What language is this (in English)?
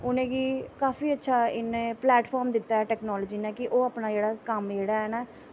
Dogri